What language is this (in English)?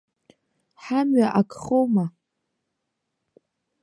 Abkhazian